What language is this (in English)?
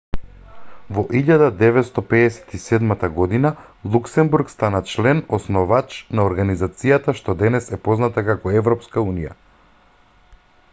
Macedonian